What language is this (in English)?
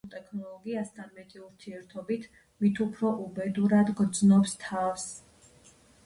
Georgian